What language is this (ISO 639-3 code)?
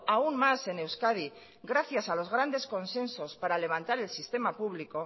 spa